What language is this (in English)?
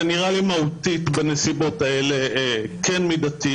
Hebrew